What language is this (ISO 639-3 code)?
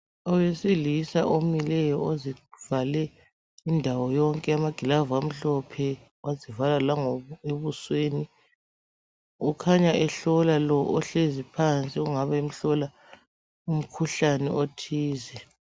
nde